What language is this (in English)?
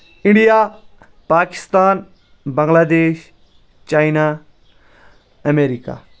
Kashmiri